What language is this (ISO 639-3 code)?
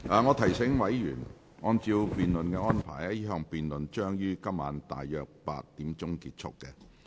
yue